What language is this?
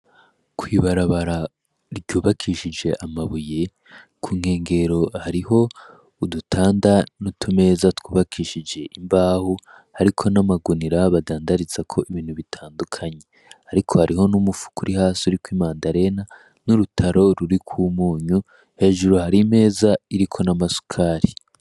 Rundi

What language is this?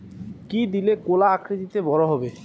Bangla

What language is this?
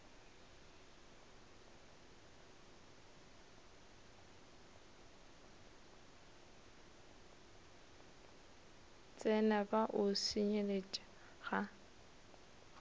Northern Sotho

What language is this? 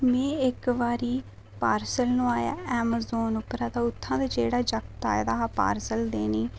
Dogri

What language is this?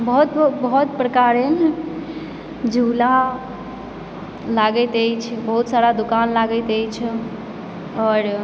Maithili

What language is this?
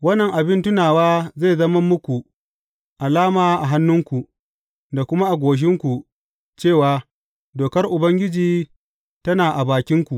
Hausa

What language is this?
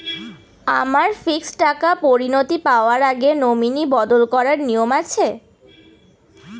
Bangla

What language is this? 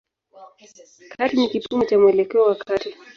Swahili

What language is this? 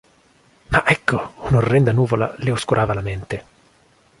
Italian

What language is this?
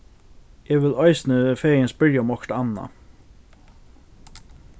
Faroese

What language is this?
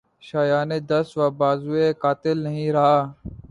Urdu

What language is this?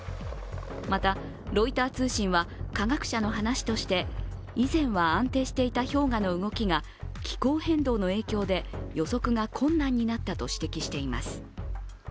Japanese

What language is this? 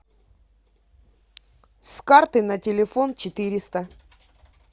Russian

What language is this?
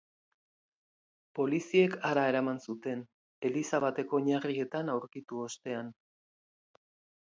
Basque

